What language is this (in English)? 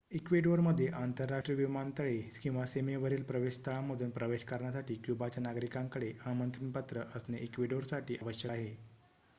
Marathi